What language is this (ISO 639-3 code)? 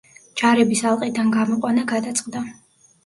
kat